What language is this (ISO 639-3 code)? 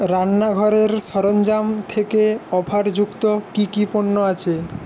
ben